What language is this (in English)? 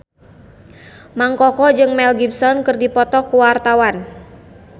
Sundanese